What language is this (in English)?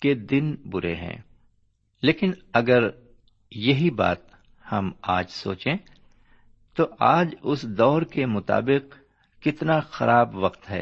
Urdu